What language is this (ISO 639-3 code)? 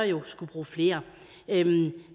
dan